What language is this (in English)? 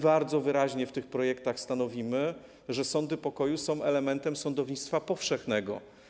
Polish